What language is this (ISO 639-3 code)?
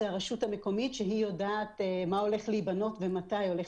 heb